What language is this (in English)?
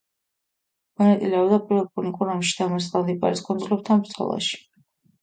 Georgian